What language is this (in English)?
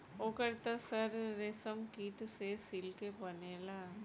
Bhojpuri